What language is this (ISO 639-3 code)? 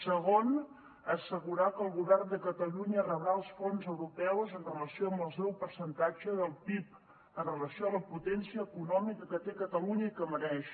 cat